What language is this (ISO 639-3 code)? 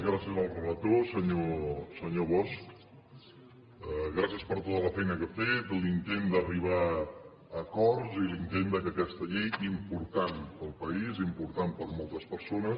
cat